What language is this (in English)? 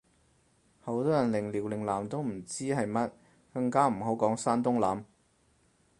Cantonese